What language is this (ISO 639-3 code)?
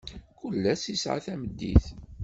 kab